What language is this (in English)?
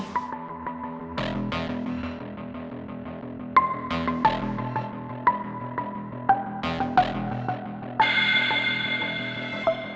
Indonesian